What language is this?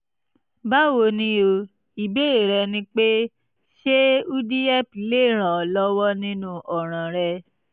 Yoruba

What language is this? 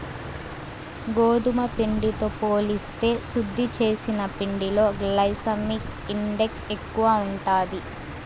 Telugu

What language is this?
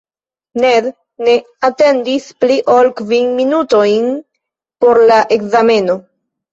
Esperanto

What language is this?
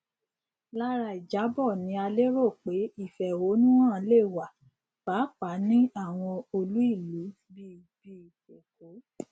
Yoruba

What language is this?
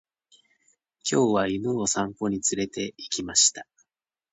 Japanese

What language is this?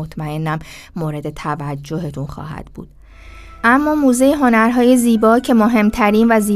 Persian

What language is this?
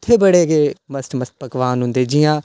Dogri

